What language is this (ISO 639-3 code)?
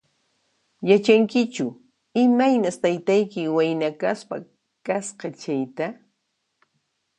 qxp